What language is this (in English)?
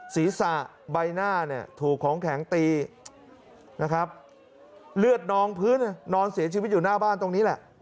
Thai